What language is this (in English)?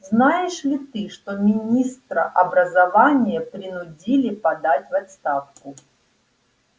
Russian